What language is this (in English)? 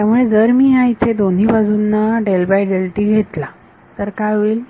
Marathi